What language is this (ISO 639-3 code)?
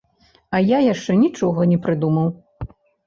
bel